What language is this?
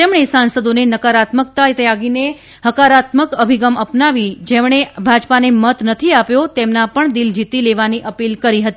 Gujarati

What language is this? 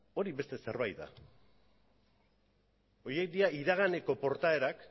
Basque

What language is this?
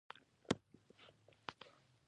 Pashto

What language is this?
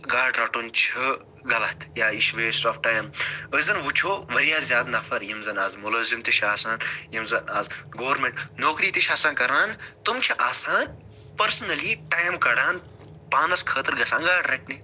Kashmiri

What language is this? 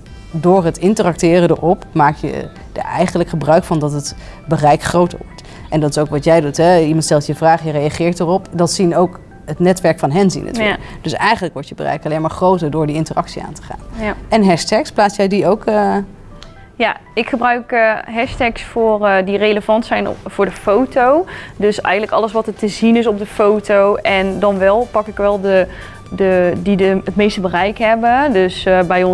Dutch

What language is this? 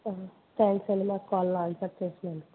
Telugu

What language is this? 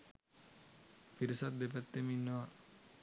Sinhala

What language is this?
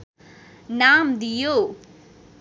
Nepali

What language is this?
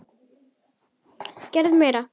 Icelandic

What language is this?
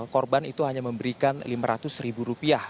Indonesian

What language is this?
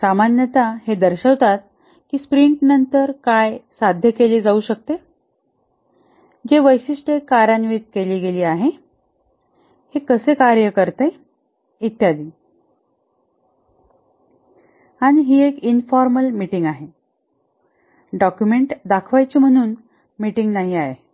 Marathi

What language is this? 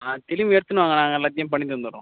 Tamil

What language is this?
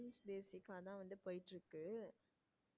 Tamil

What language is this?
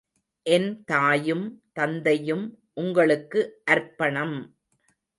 Tamil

